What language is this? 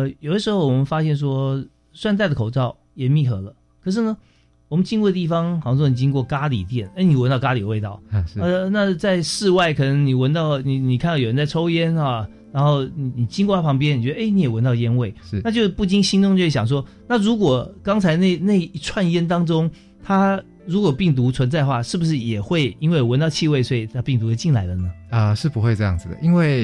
Chinese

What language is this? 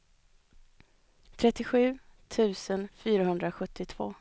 Swedish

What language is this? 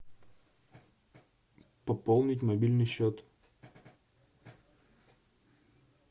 Russian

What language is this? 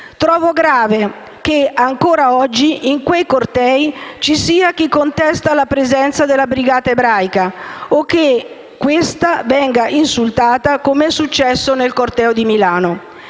Italian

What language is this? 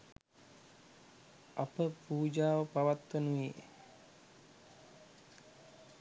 Sinhala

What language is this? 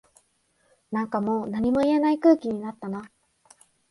Japanese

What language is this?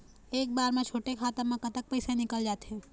Chhattisgarhi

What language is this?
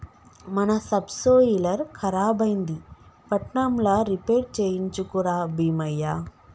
Telugu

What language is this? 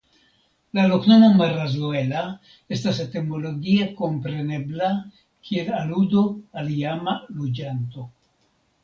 Esperanto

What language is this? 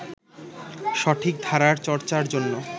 Bangla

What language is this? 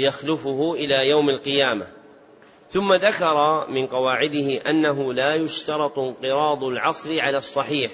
Arabic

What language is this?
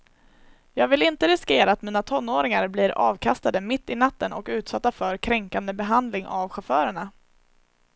Swedish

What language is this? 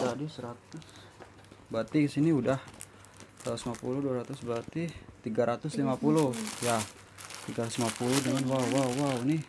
Indonesian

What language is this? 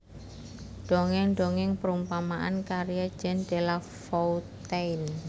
Javanese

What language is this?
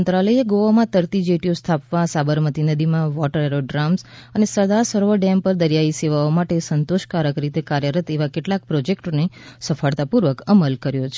Gujarati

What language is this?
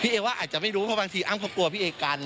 Thai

